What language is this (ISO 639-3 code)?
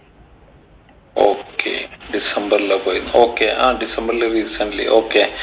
mal